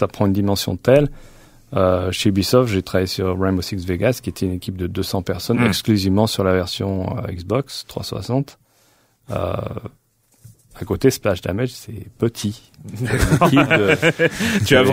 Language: French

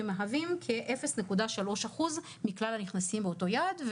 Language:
Hebrew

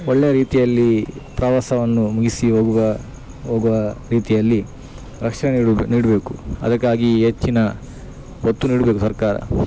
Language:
Kannada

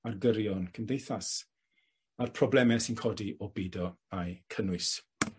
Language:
Welsh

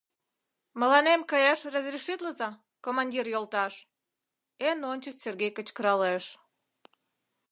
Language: Mari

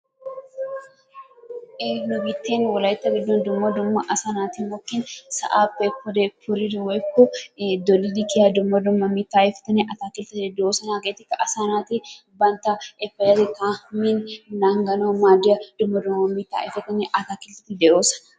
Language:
Wolaytta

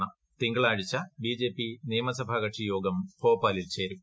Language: Malayalam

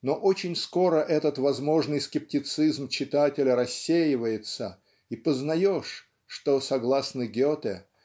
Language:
Russian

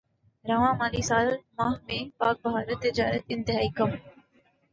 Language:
Urdu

